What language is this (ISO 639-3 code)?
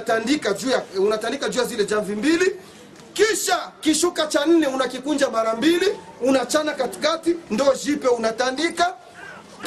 swa